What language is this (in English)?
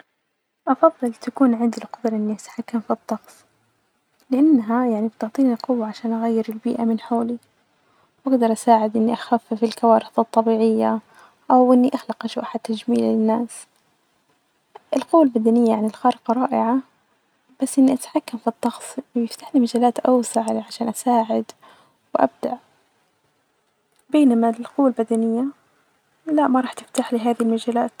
Najdi Arabic